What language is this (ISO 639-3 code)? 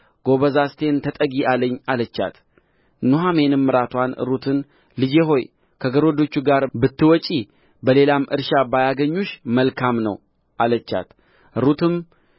amh